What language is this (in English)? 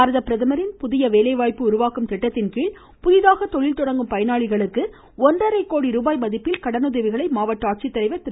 Tamil